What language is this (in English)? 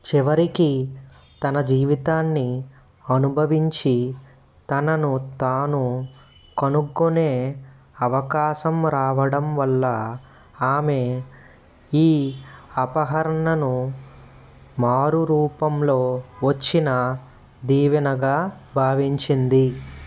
Telugu